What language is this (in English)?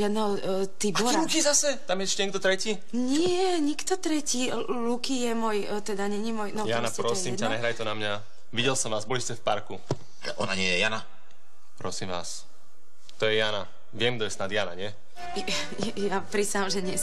Slovak